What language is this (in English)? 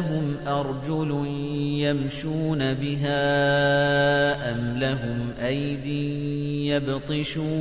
Arabic